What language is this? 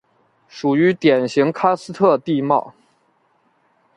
Chinese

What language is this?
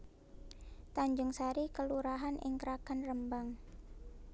Javanese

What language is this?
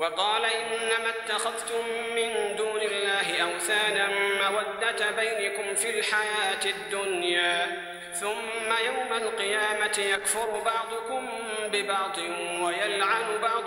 Arabic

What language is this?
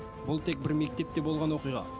Kazakh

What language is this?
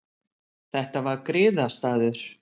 Icelandic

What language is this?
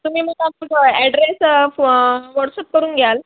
Marathi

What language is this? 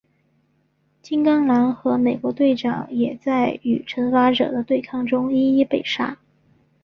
Chinese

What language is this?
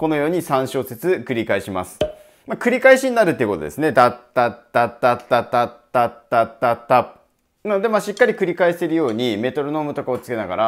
Japanese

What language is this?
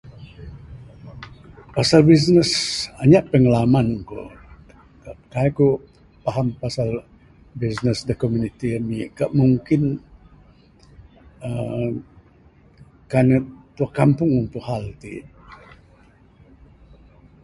Bukar-Sadung Bidayuh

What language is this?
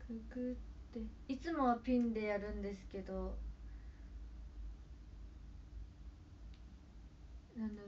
Japanese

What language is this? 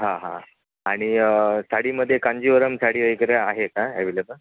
Marathi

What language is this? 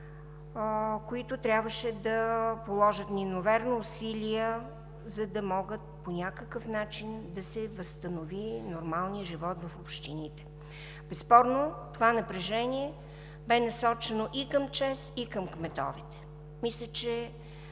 Bulgarian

